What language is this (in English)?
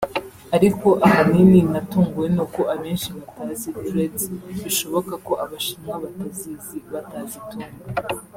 Kinyarwanda